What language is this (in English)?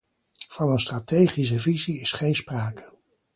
Dutch